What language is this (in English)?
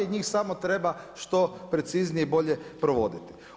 Croatian